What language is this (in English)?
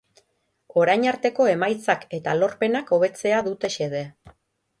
Basque